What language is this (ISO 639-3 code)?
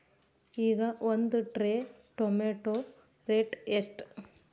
kan